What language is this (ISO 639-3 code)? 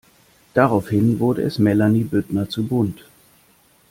deu